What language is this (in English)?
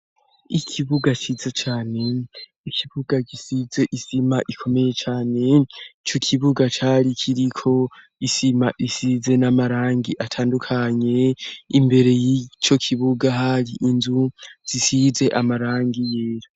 Rundi